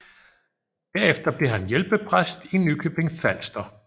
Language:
Danish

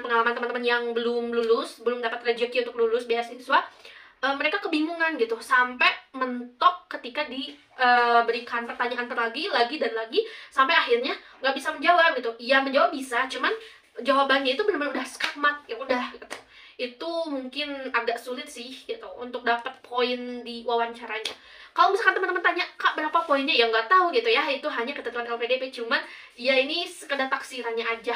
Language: Indonesian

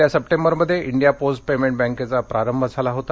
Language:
Marathi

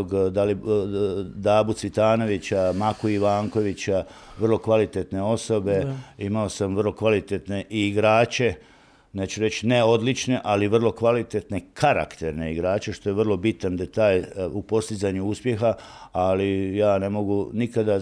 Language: Croatian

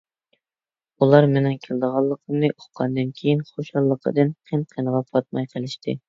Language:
Uyghur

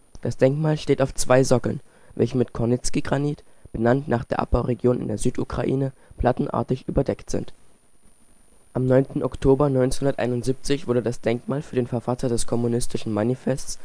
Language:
German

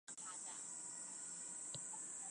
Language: Chinese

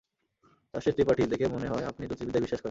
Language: Bangla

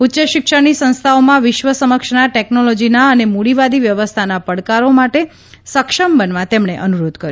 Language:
Gujarati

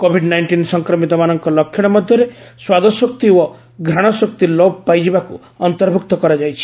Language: Odia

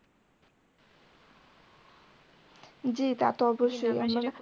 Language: Bangla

